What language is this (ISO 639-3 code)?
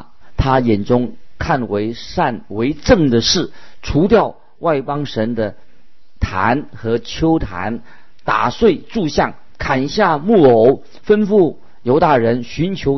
zho